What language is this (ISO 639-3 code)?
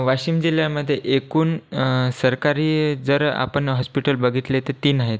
mar